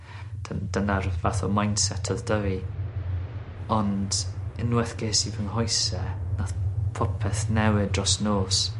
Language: Welsh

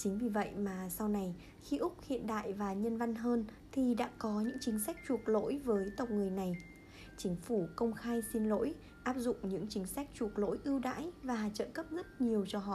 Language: Vietnamese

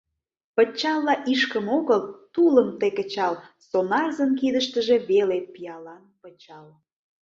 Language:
Mari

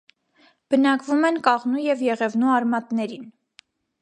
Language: Armenian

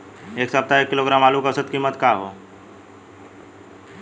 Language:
Bhojpuri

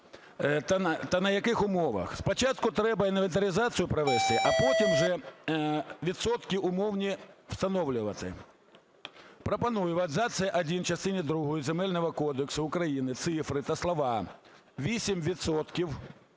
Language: Ukrainian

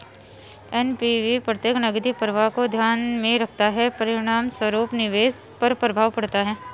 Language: Hindi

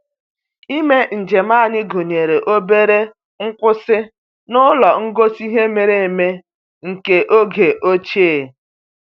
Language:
Igbo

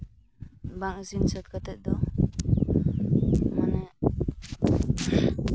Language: Santali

